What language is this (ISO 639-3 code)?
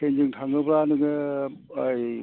brx